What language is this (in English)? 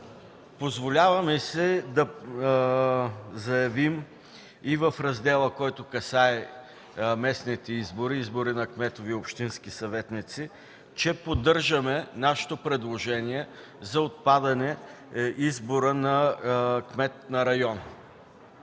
Bulgarian